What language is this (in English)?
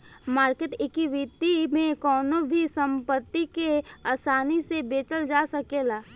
Bhojpuri